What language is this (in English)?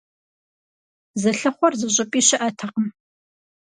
Kabardian